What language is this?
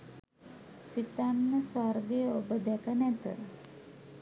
Sinhala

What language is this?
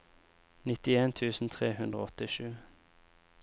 Norwegian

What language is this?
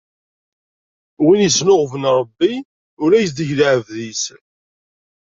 Kabyle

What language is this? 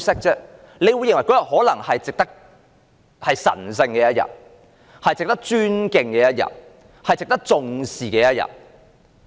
Cantonese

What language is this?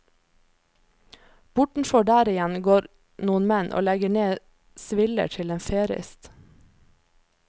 Norwegian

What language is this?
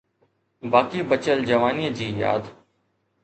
Sindhi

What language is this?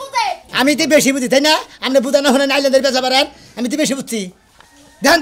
Arabic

